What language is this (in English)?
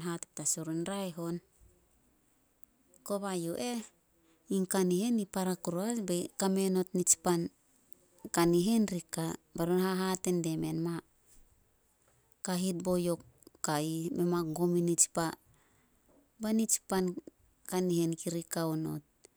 Solos